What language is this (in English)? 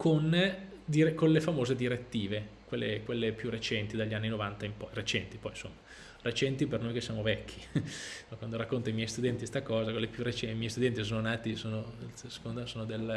Italian